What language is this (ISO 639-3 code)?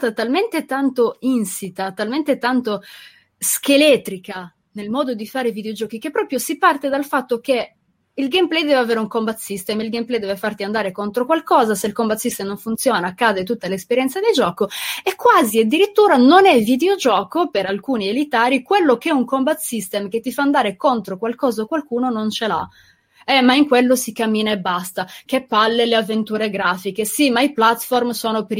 ita